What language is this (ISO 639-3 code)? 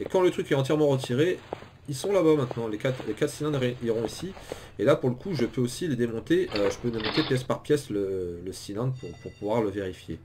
fra